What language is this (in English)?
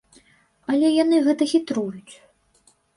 Belarusian